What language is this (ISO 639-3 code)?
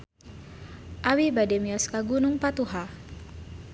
sun